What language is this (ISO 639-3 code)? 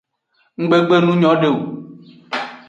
ajg